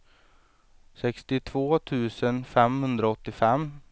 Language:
Swedish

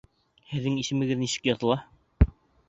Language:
Bashkir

